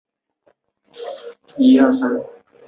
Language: Chinese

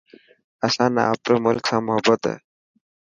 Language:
Dhatki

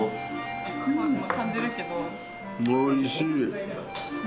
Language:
Japanese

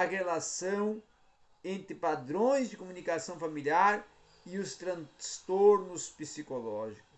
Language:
Portuguese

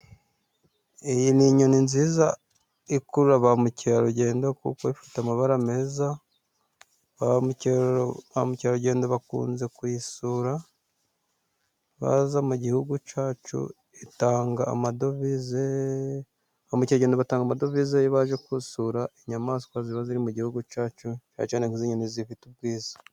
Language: Kinyarwanda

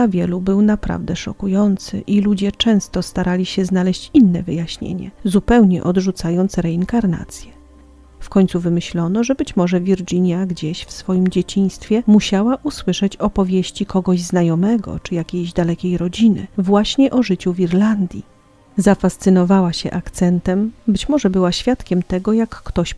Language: Polish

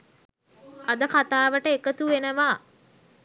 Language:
Sinhala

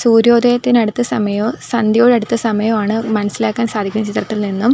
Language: Malayalam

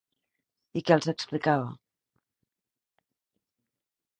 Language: Catalan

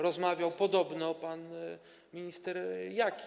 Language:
Polish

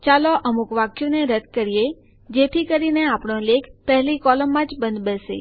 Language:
Gujarati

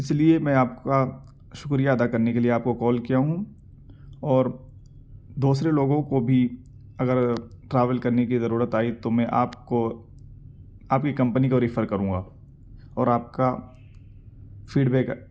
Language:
Urdu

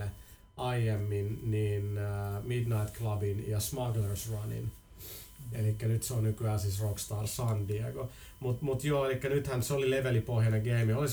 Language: Finnish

